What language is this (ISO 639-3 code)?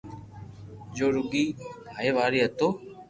lrk